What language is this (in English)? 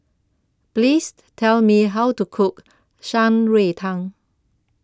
English